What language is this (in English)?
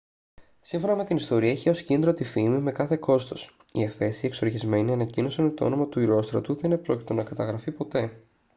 Greek